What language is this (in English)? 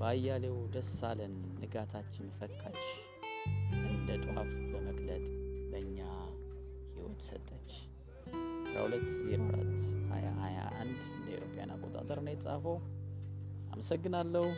Amharic